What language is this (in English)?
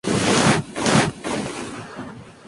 Spanish